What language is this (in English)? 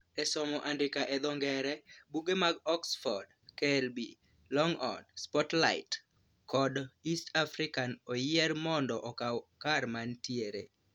Luo (Kenya and Tanzania)